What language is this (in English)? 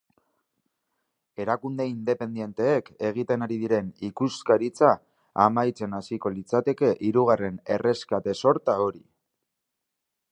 Basque